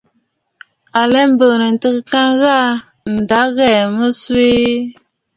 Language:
Bafut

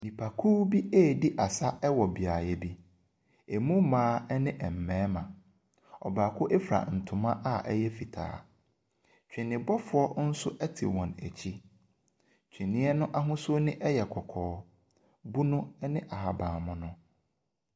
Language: Akan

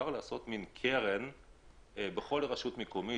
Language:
Hebrew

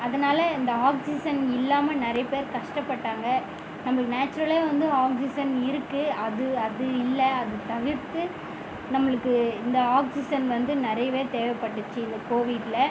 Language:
Tamil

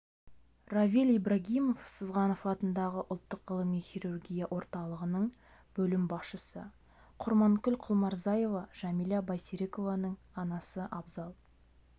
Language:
Kazakh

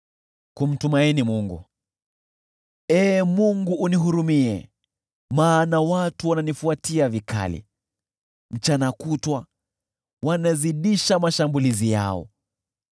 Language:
Swahili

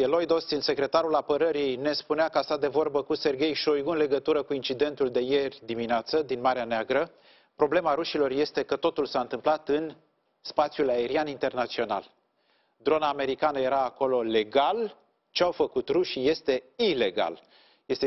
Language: Romanian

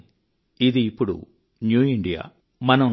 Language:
Telugu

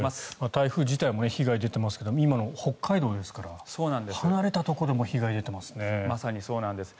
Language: Japanese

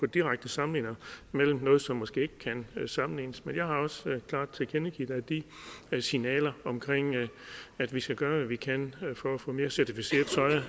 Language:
Danish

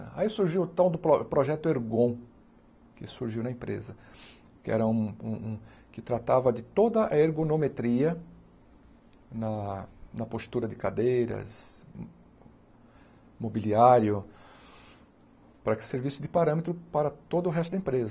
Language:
Portuguese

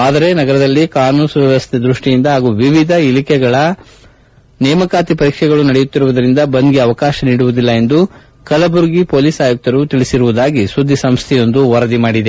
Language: Kannada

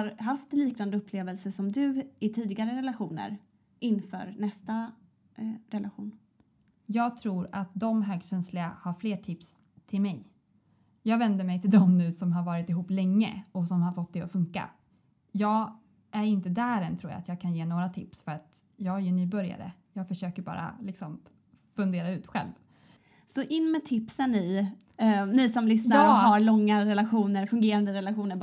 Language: Swedish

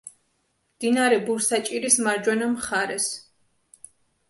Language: Georgian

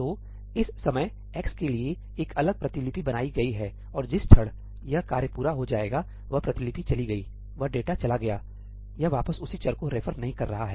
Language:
Hindi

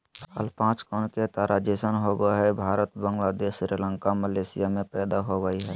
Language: Magahi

